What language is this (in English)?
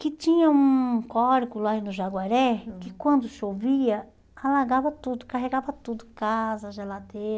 Portuguese